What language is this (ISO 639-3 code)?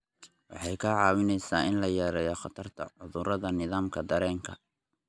som